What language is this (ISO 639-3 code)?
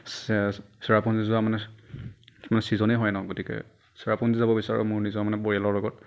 asm